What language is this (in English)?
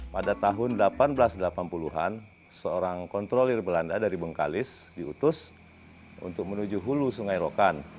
Indonesian